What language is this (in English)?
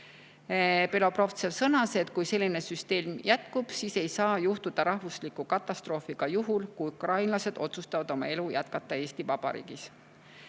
Estonian